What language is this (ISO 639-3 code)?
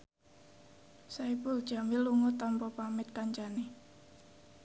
jav